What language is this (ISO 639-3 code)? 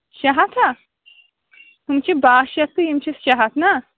kas